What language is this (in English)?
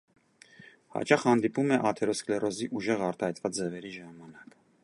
Armenian